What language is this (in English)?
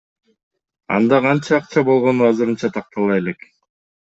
Kyrgyz